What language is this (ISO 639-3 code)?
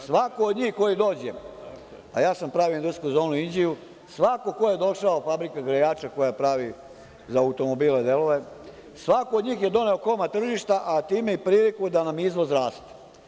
srp